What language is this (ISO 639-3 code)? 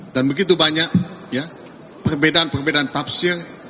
ind